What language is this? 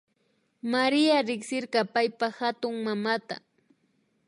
Imbabura Highland Quichua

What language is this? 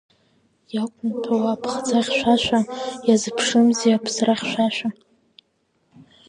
Abkhazian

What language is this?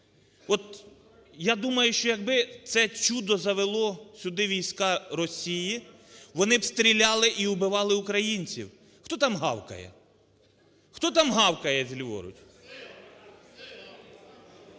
Ukrainian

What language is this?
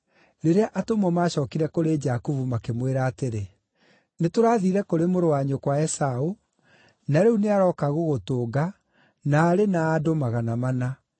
Kikuyu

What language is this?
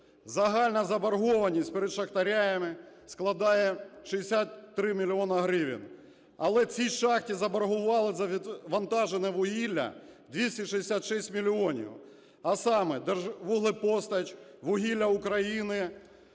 Ukrainian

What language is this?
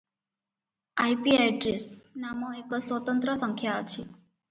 Odia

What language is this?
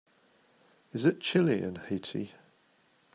English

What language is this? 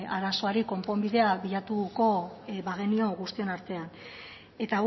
Basque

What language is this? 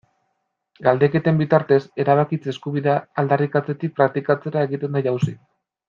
Basque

